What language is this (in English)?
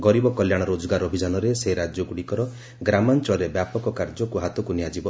Odia